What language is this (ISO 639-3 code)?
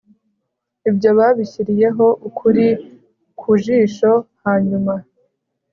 kin